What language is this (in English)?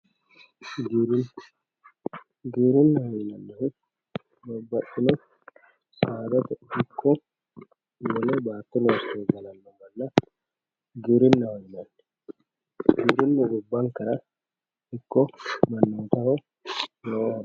Sidamo